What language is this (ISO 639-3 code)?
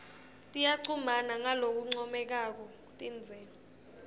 ssw